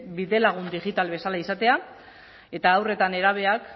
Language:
Basque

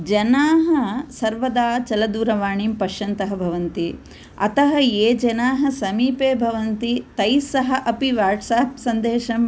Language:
Sanskrit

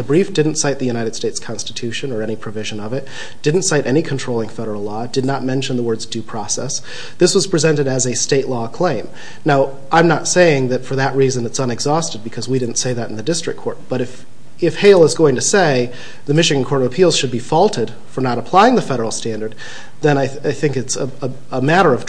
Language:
English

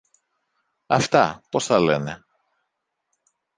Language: Greek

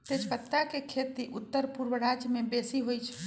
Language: Magahi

